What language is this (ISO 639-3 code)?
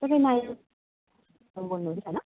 nep